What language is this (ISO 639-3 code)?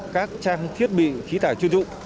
vie